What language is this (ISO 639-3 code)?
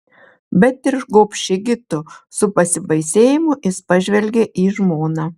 lit